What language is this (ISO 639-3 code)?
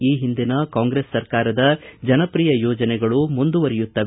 kan